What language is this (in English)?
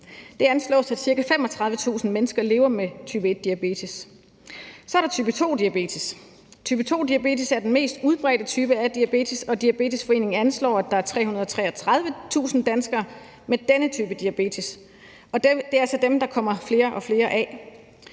Danish